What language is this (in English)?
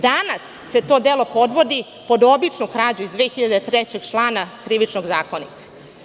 Serbian